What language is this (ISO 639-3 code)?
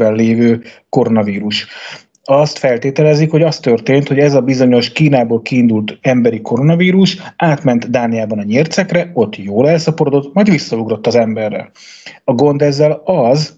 hun